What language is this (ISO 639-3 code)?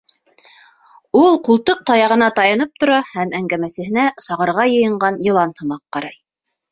bak